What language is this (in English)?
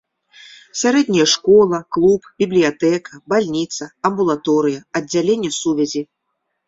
Belarusian